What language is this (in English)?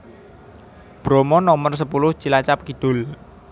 Javanese